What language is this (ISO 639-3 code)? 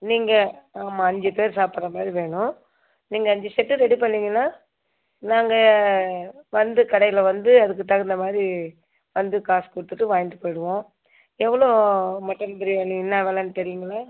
tam